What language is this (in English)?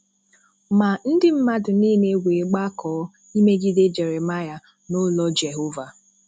Igbo